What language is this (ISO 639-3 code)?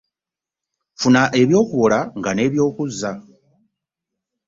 lug